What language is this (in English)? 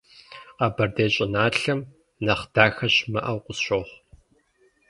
Kabardian